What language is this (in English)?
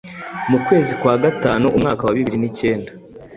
Kinyarwanda